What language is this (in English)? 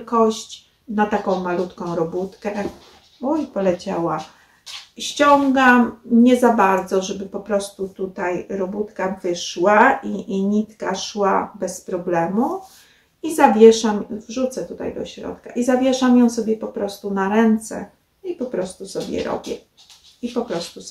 Polish